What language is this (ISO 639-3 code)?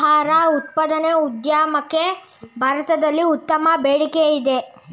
kan